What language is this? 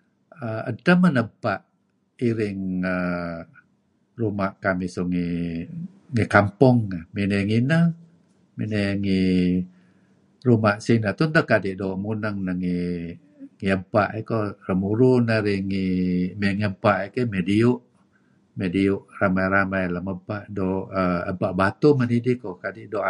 Kelabit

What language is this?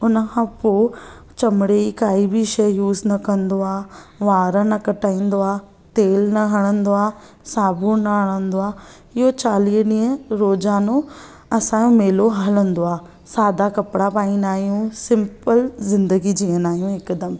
Sindhi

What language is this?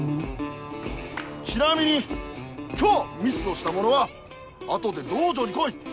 Japanese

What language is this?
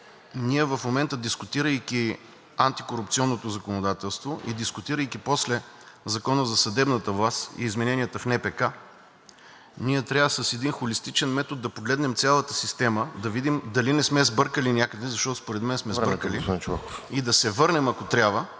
Bulgarian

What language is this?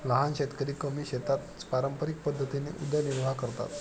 Marathi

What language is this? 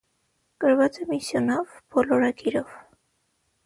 Armenian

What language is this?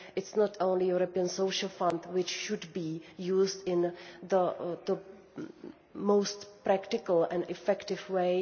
English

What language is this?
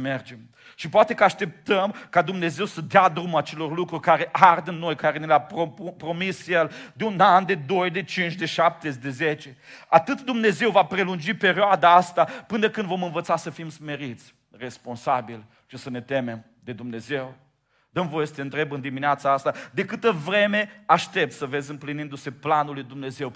Romanian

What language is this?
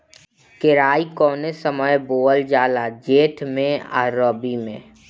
Bhojpuri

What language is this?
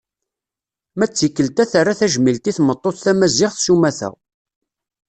Kabyle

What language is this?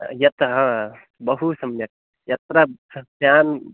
Sanskrit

